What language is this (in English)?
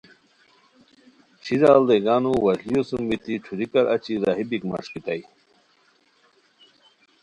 Khowar